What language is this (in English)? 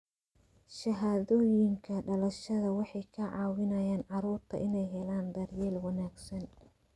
Somali